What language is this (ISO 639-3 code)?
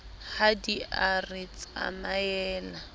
sot